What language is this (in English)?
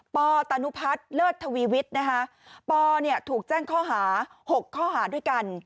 Thai